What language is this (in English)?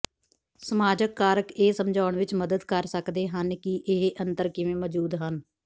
Punjabi